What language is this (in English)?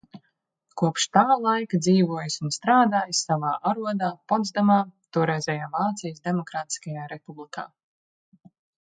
Latvian